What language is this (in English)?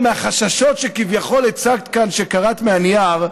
Hebrew